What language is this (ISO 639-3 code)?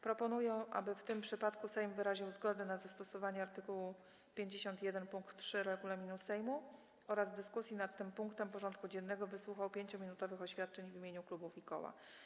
pol